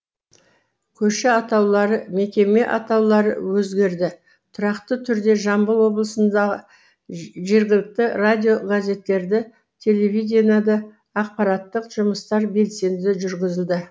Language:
Kazakh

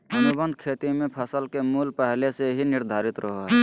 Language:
Magahi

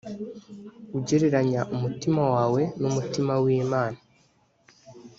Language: Kinyarwanda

